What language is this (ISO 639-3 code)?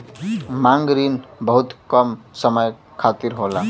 bho